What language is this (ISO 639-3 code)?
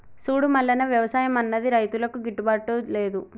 tel